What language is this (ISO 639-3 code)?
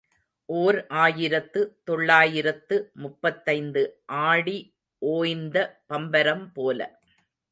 tam